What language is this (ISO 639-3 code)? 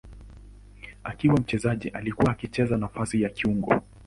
swa